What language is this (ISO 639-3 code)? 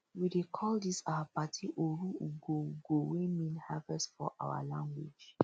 pcm